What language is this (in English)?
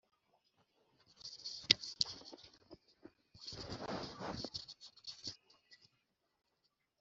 Kinyarwanda